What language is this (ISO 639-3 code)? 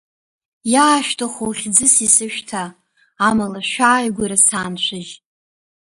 abk